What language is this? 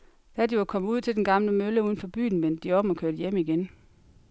Danish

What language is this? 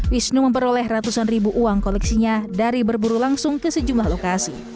Indonesian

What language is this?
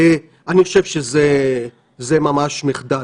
Hebrew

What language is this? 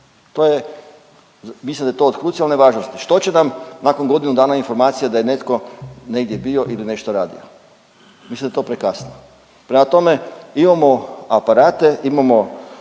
Croatian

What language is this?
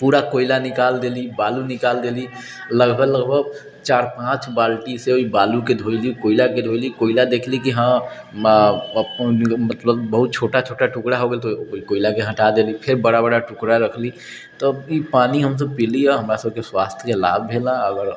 Maithili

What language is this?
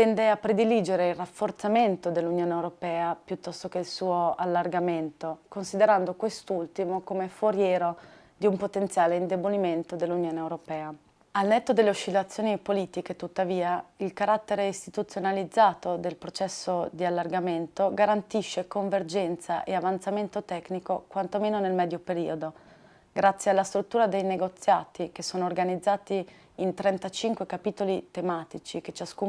Italian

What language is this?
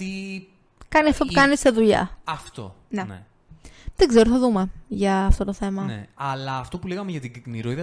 Greek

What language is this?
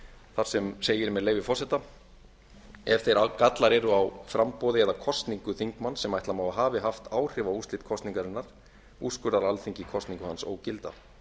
Icelandic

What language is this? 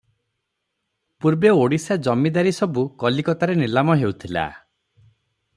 Odia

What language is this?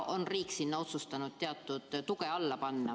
Estonian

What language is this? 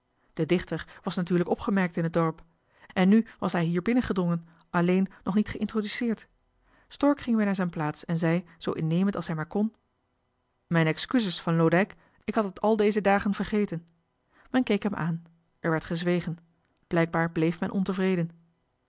Dutch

